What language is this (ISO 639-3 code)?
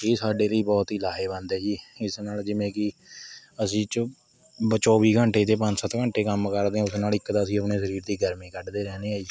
pan